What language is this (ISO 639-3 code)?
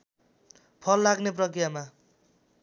nep